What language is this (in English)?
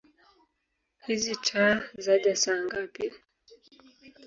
Swahili